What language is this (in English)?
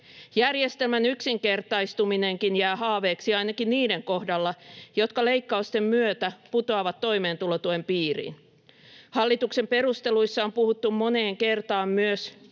Finnish